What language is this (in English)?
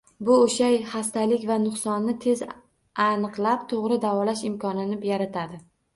Uzbek